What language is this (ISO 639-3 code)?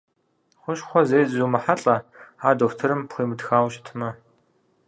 kbd